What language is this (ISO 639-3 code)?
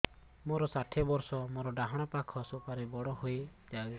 ori